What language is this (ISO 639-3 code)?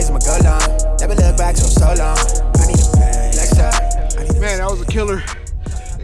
eng